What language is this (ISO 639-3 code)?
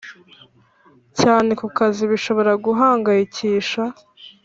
kin